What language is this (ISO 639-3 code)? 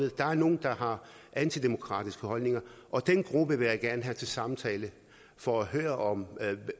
dan